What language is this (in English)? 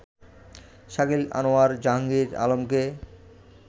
Bangla